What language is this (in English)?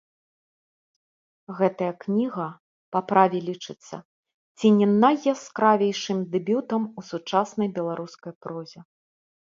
Belarusian